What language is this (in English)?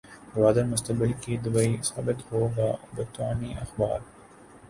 Urdu